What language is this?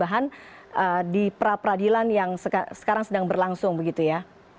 Indonesian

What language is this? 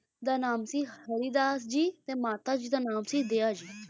Punjabi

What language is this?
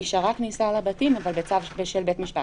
Hebrew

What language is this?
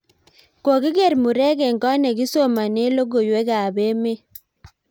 Kalenjin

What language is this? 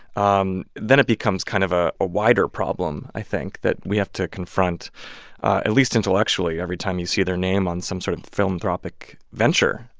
English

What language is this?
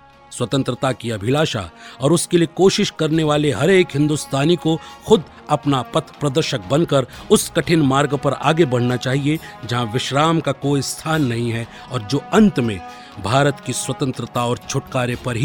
Hindi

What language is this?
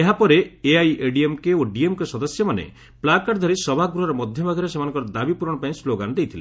Odia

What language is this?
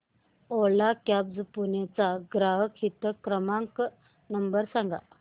Marathi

